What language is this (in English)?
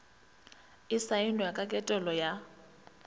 Northern Sotho